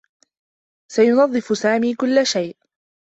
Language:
Arabic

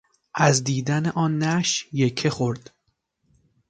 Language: Persian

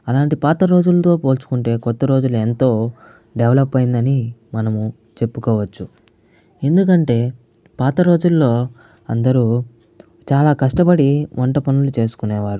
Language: Telugu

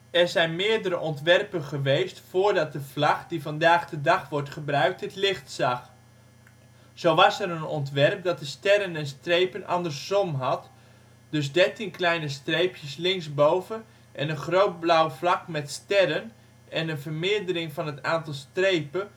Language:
Dutch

